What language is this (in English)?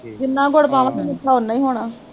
Punjabi